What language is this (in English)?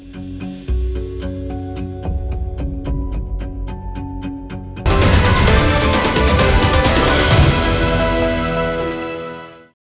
Indonesian